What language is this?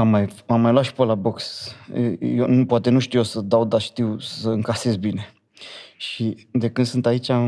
Romanian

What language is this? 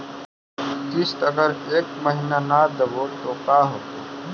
Magahi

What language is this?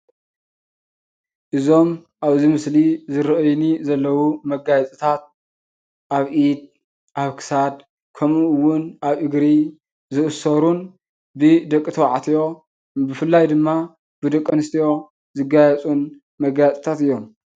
Tigrinya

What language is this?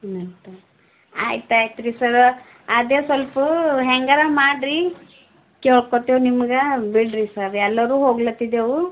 Kannada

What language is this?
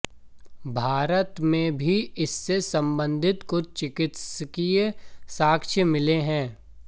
Hindi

